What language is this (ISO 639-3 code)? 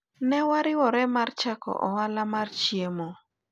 luo